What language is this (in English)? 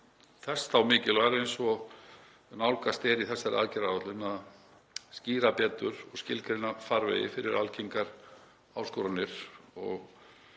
Icelandic